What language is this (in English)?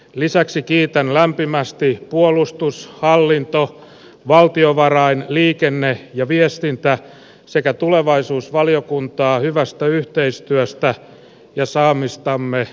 Finnish